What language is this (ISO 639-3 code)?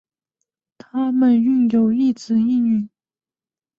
zho